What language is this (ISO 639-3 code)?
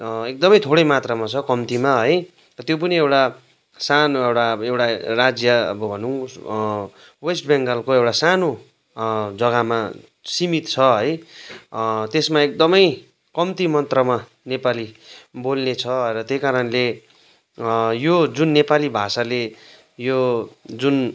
nep